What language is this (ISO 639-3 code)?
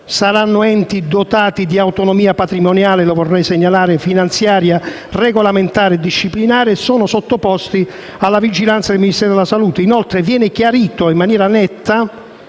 ita